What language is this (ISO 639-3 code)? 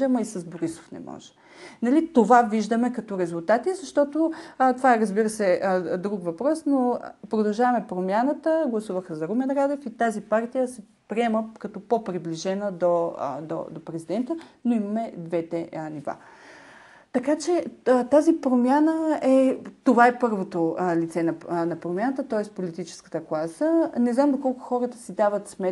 bul